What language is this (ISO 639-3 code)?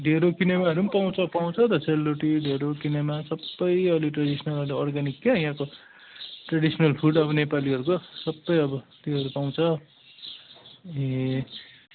nep